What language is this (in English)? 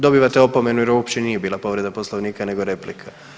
Croatian